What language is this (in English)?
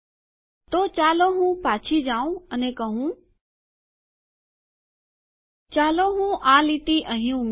Gujarati